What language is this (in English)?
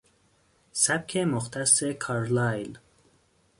Persian